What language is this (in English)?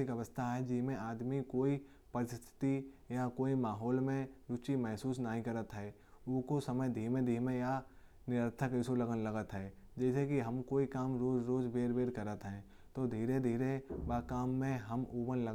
Kanauji